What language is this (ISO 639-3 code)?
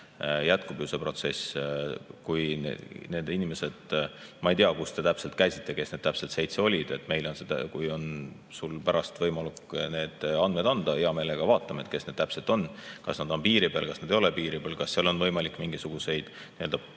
est